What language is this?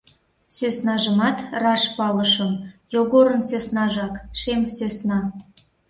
Mari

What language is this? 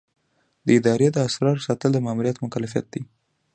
Pashto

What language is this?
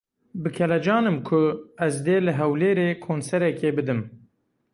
Kurdish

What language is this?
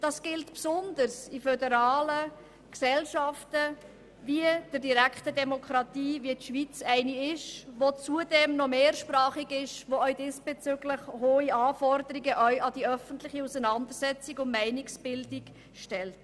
Swiss German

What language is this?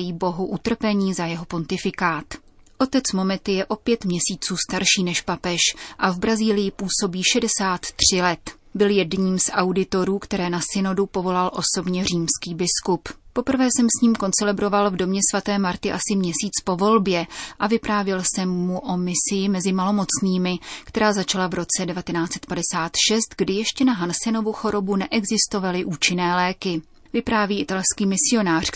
Czech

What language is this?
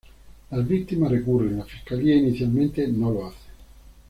Spanish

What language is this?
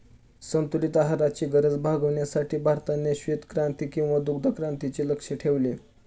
Marathi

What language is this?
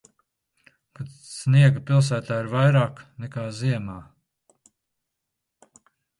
Latvian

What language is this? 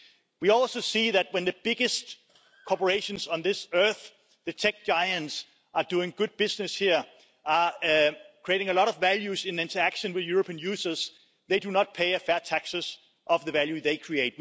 English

